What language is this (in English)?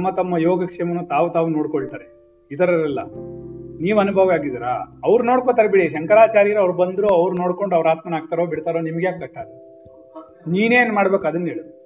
Kannada